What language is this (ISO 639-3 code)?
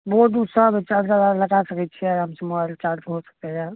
mai